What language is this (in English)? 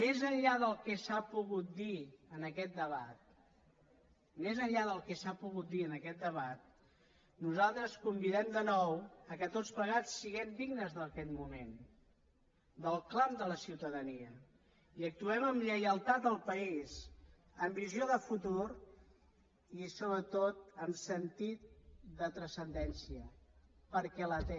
Catalan